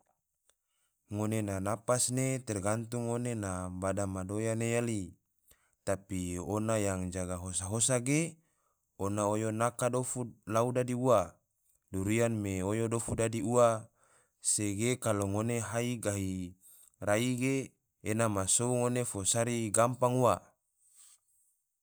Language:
Tidore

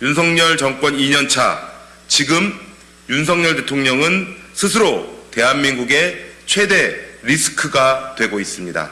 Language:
Korean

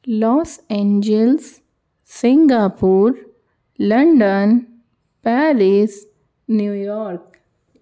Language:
Sanskrit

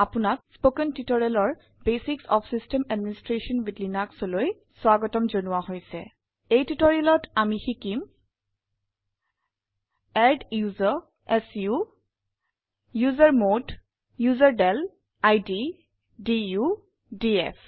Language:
Assamese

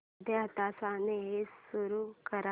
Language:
Marathi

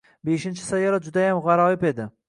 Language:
Uzbek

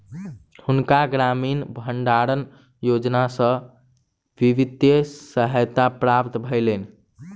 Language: Maithili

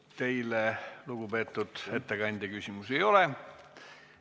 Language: Estonian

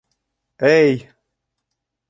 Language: Bashkir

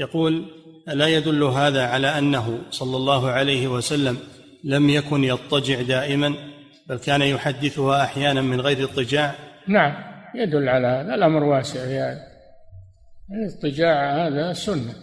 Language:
Arabic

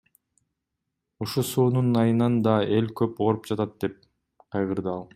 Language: Kyrgyz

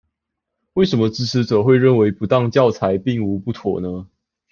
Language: Chinese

